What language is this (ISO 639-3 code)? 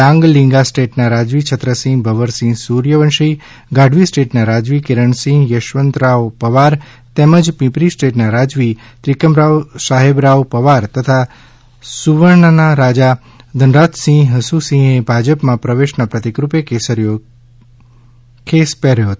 guj